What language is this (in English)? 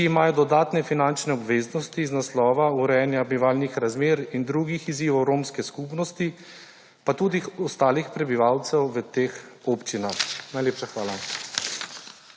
Slovenian